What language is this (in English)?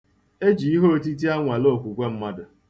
Igbo